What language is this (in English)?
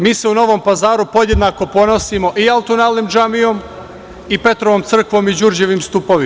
Serbian